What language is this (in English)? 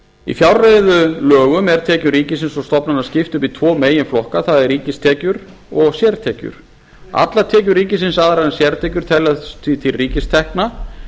Icelandic